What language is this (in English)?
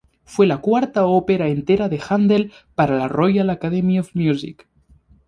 Spanish